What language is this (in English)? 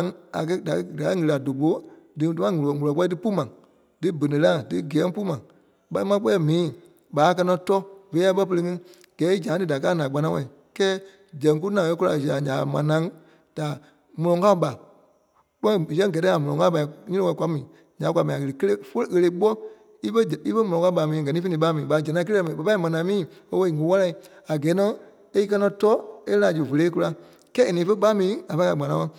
Kpelle